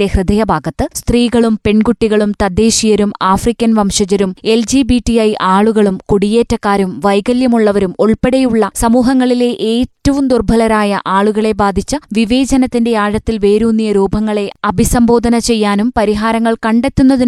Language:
Malayalam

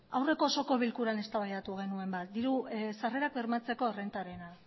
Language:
Basque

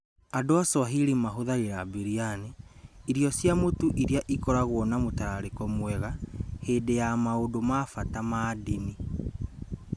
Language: Kikuyu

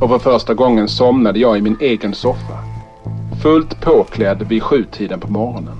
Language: Swedish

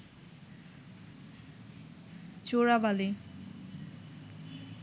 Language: Bangla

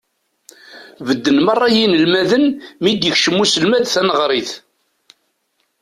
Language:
Kabyle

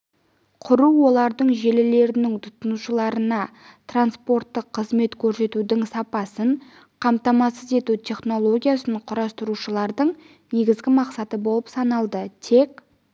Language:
Kazakh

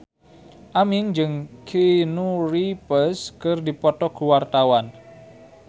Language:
Sundanese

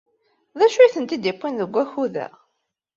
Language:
Kabyle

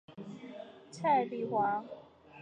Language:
Chinese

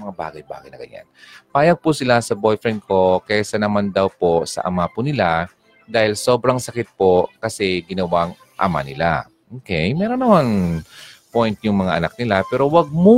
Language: Filipino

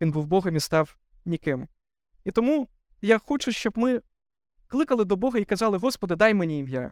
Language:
Ukrainian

